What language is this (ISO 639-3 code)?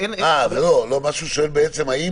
heb